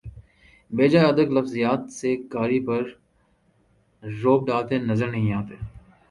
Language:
Urdu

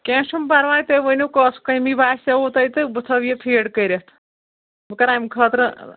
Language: Kashmiri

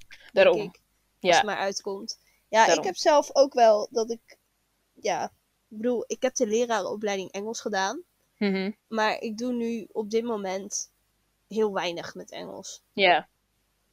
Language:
Dutch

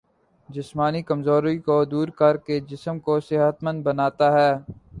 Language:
Urdu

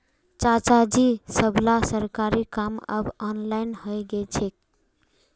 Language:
Magahi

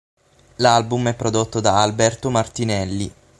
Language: Italian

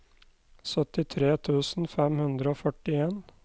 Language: Norwegian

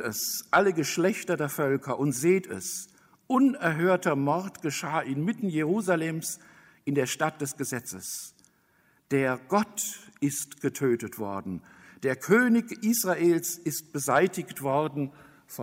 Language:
German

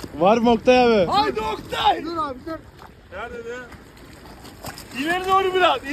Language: Turkish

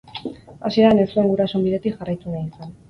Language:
Basque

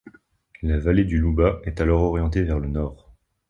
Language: French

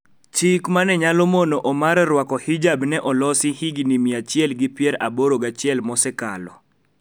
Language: Luo (Kenya and Tanzania)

